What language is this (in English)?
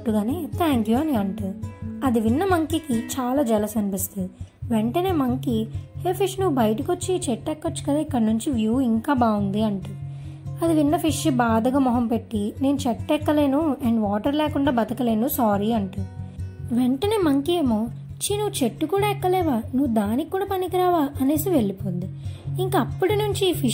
Telugu